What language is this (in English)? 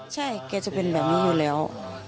Thai